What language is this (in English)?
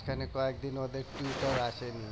Bangla